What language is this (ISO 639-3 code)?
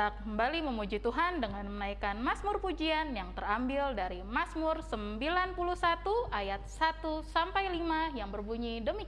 ind